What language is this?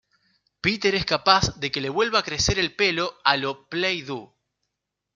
Spanish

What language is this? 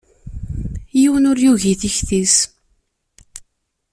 Kabyle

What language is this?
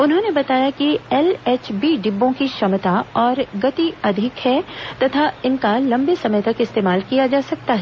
Hindi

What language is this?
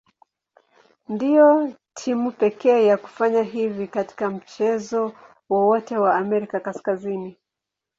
Swahili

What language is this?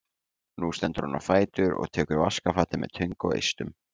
Icelandic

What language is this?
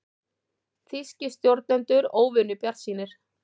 Icelandic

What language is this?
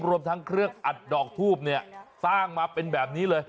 Thai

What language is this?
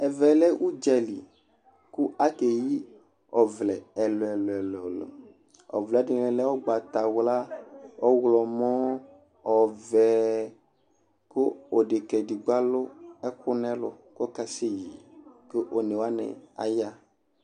Ikposo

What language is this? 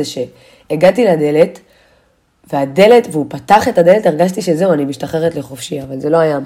Hebrew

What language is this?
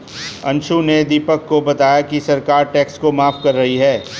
Hindi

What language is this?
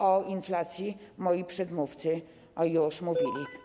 Polish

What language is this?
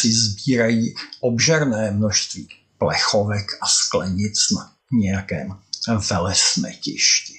Czech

